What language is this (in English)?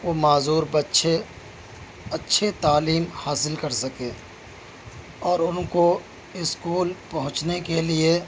Urdu